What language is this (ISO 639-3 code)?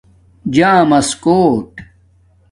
dmk